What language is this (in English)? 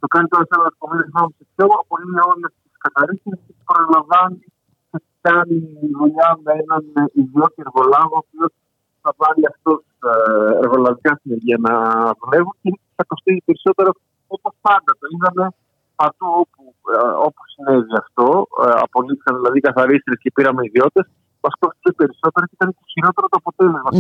Greek